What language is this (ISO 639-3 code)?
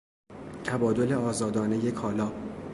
fas